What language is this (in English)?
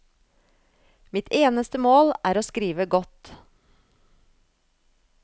Norwegian